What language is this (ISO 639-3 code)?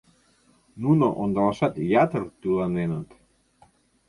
chm